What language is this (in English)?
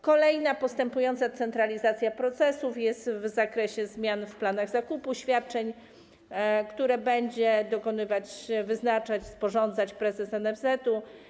Polish